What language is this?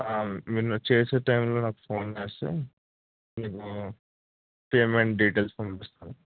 Telugu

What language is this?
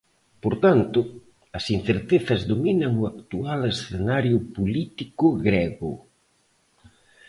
Galician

